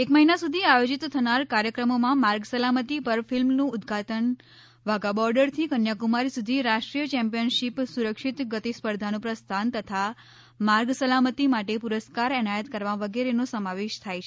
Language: Gujarati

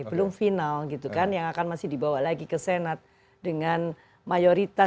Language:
Indonesian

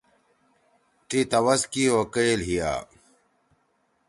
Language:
Torwali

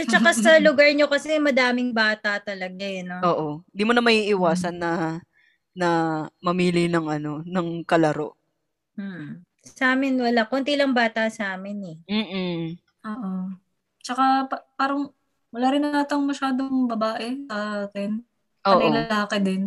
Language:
Filipino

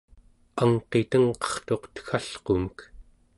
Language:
Central Yupik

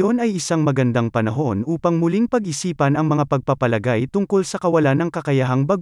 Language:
Filipino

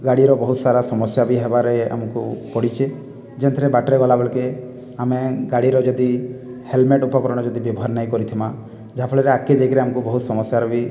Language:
Odia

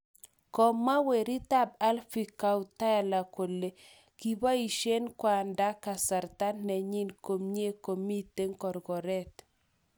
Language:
Kalenjin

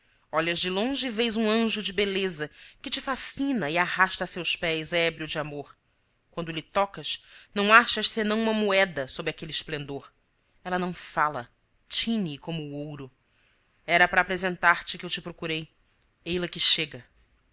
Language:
Portuguese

